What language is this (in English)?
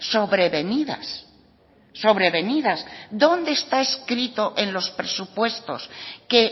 Spanish